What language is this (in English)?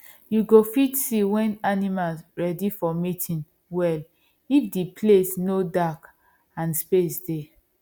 Nigerian Pidgin